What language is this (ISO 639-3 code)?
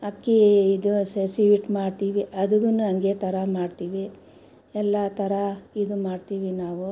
kan